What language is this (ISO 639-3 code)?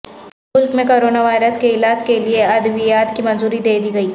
urd